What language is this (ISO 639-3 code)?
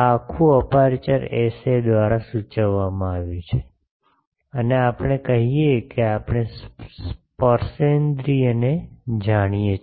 guj